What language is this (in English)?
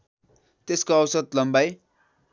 Nepali